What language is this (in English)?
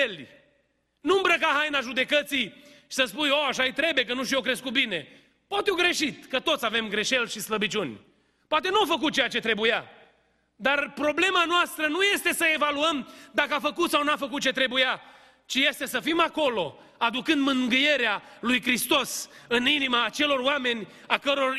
Romanian